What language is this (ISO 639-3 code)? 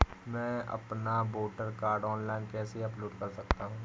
hin